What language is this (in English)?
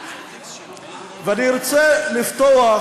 Hebrew